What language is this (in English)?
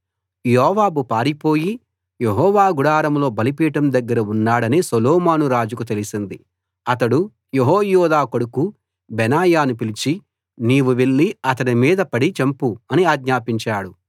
Telugu